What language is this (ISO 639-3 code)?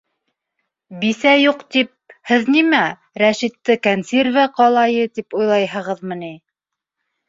bak